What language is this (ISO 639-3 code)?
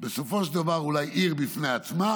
heb